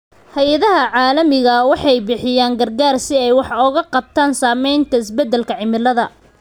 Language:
Somali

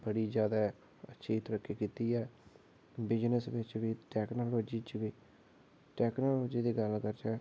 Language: Dogri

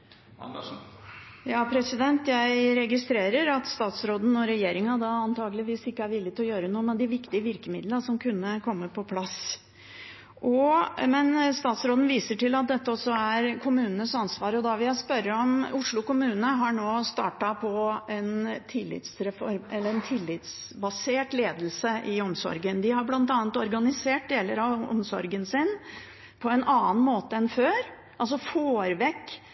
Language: Norwegian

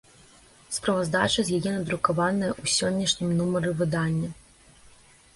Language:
Belarusian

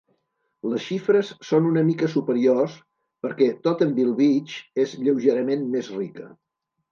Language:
Catalan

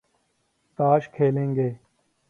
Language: Urdu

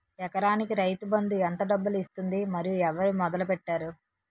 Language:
Telugu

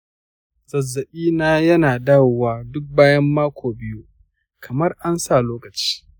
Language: Hausa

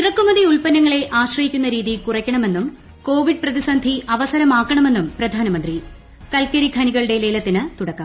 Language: Malayalam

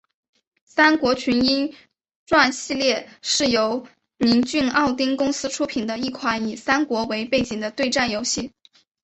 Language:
Chinese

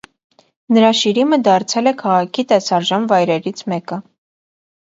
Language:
Armenian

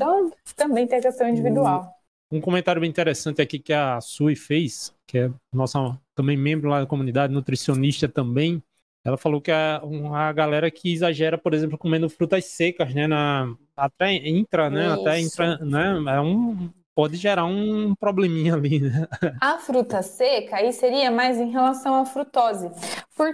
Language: Portuguese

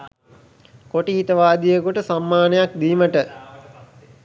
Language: Sinhala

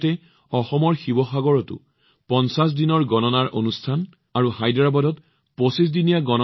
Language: Assamese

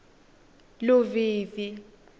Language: Swati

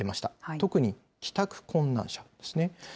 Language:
Japanese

